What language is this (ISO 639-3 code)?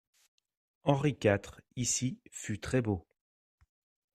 fra